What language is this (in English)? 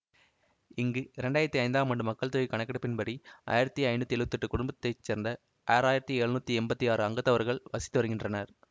Tamil